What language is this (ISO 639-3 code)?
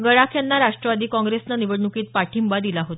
mar